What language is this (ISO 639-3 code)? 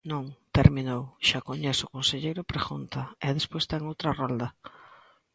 glg